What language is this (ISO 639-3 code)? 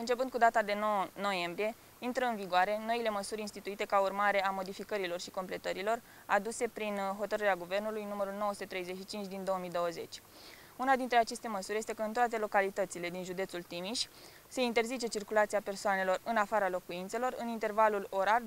ron